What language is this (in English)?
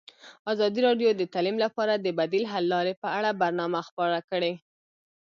Pashto